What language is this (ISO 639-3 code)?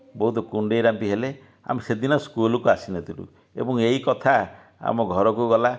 ori